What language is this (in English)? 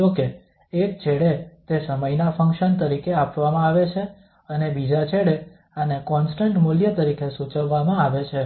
Gujarati